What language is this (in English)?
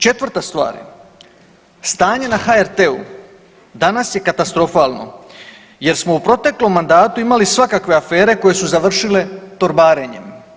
Croatian